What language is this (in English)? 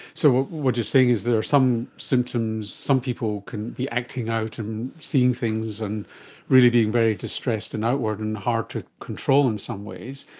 English